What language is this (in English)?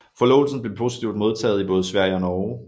Danish